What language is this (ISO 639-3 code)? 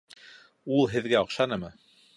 bak